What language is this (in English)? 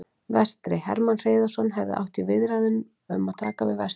Icelandic